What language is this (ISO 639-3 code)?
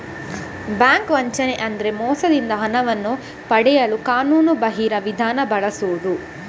kan